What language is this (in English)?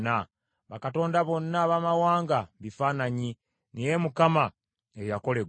Ganda